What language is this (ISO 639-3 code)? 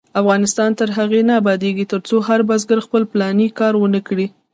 pus